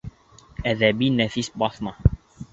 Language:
Bashkir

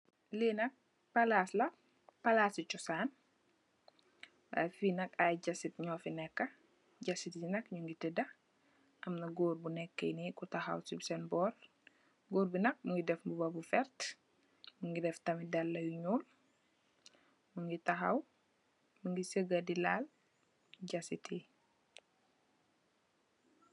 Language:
Wolof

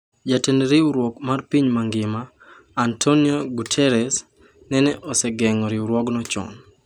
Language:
Luo (Kenya and Tanzania)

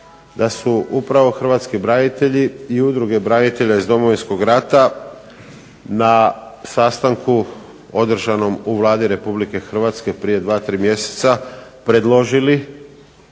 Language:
Croatian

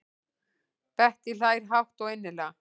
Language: Icelandic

